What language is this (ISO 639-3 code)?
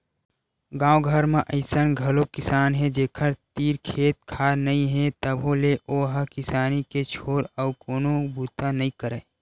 hne